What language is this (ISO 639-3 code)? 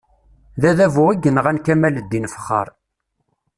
kab